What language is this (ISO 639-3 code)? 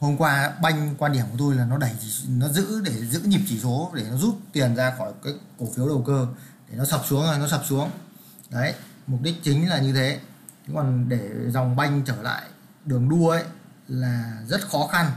vie